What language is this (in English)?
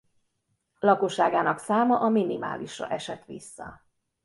Hungarian